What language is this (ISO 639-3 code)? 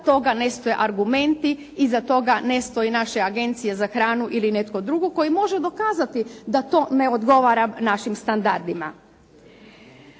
hrv